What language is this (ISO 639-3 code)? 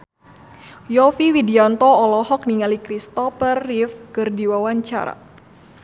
sun